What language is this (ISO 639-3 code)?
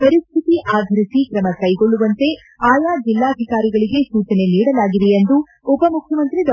kan